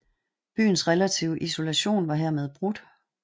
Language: Danish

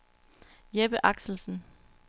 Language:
Danish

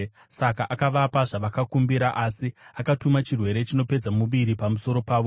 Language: Shona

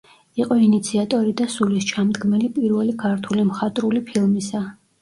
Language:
Georgian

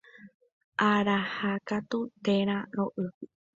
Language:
Guarani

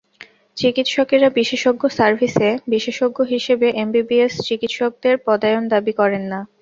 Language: Bangla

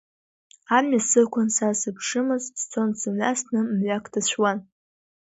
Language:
Abkhazian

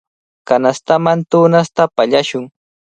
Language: Cajatambo North Lima Quechua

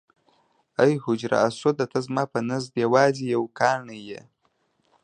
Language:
Pashto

